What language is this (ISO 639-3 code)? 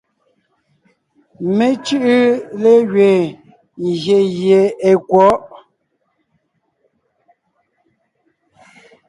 nnh